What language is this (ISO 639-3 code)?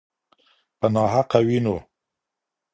pus